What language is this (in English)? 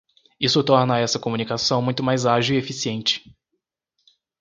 Portuguese